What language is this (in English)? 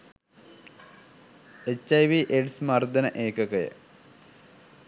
Sinhala